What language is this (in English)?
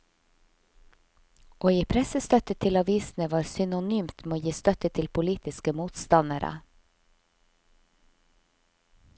Norwegian